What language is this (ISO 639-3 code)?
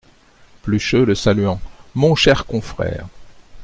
fra